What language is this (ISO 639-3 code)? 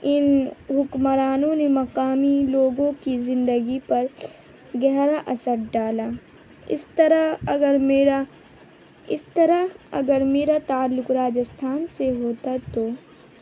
urd